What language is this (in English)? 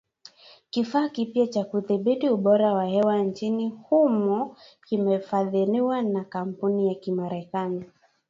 Swahili